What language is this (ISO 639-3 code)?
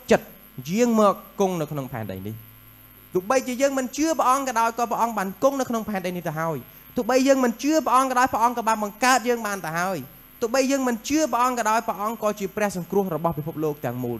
tha